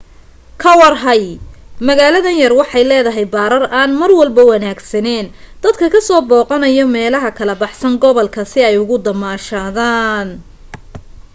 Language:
Somali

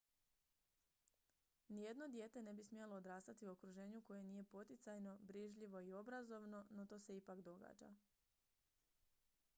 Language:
Croatian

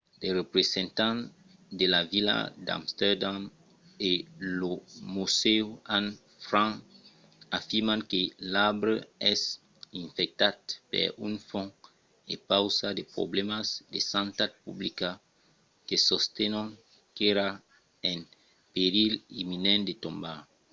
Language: Occitan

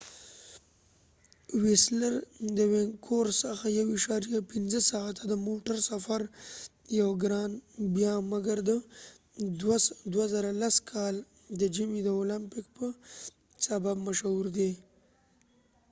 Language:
Pashto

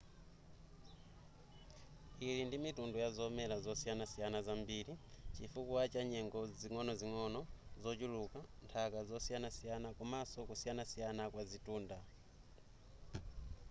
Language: Nyanja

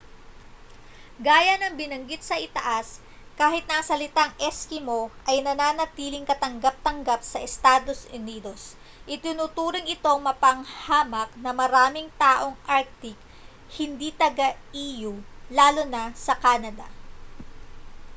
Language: Filipino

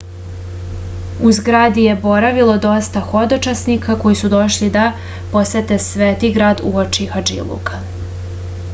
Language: Serbian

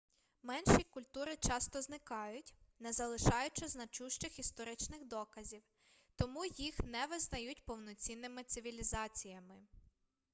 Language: Ukrainian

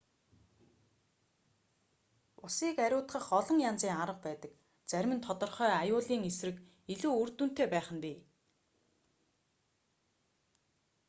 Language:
Mongolian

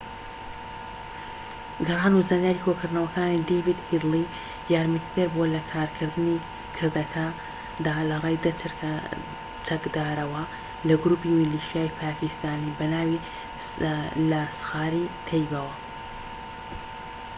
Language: Central Kurdish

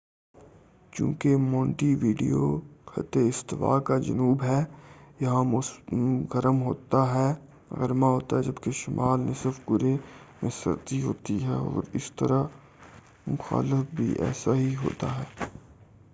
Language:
Urdu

